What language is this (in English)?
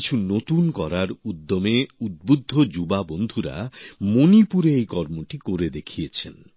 Bangla